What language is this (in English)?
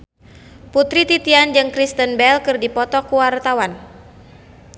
Sundanese